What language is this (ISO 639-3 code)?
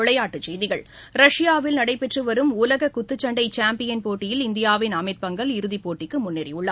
tam